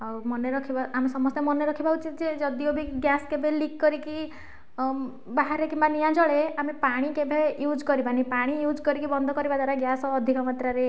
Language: Odia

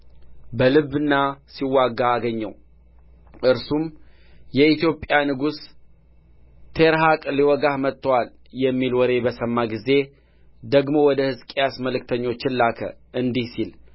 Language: Amharic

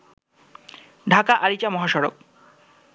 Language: Bangla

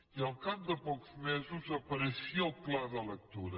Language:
Catalan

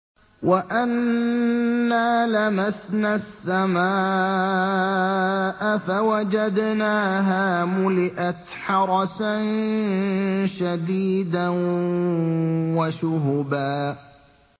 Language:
Arabic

